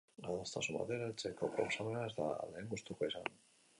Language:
Basque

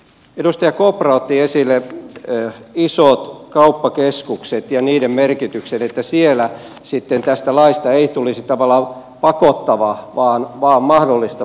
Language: Finnish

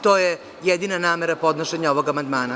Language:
Serbian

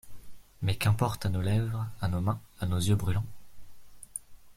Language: French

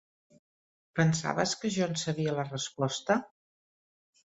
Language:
Catalan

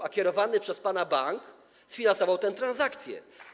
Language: Polish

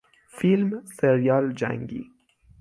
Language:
Persian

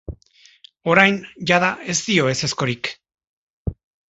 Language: Basque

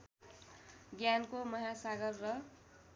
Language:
Nepali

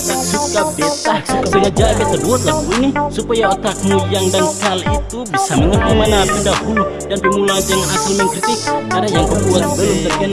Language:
Dutch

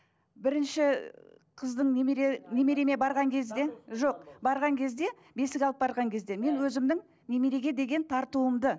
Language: Kazakh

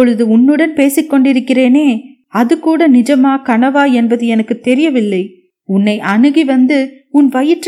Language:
Tamil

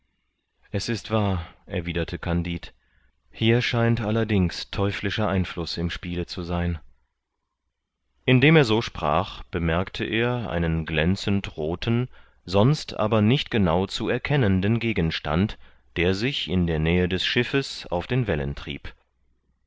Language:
German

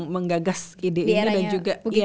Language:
Indonesian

